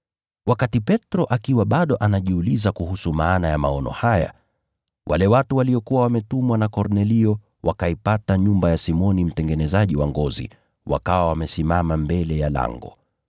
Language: Swahili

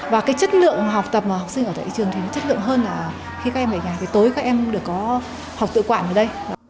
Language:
Vietnamese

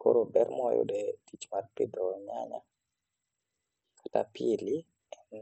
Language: Luo (Kenya and Tanzania)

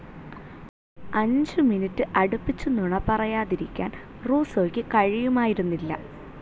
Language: Malayalam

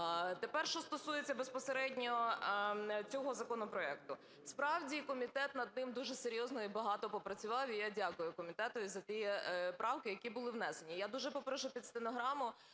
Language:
Ukrainian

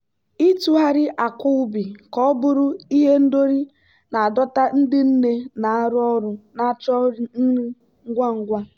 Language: Igbo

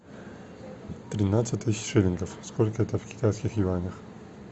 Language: Russian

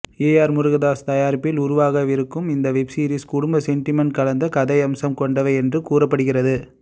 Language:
Tamil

